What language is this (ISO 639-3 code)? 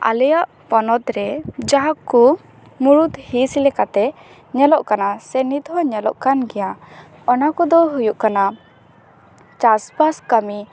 sat